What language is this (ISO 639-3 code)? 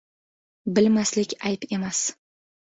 uzb